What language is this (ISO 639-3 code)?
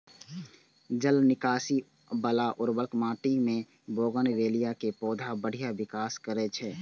mai